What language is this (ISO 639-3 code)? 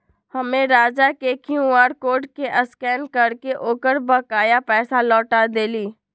mag